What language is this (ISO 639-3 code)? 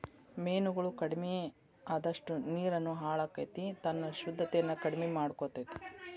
kan